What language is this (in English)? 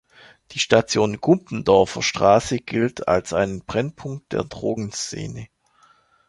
German